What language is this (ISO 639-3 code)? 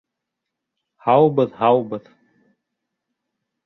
bak